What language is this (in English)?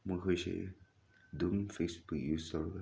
Manipuri